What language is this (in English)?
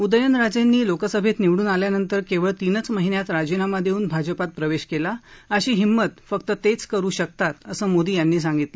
Marathi